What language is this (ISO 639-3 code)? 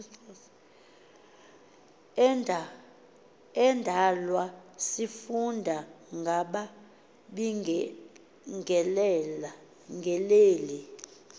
xho